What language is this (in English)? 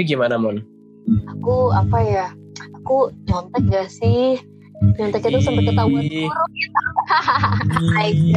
Indonesian